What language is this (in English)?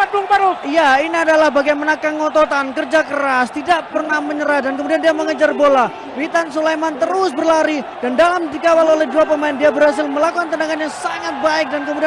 Indonesian